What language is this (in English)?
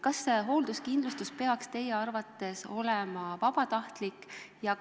Estonian